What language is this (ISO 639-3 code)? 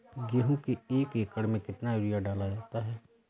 hin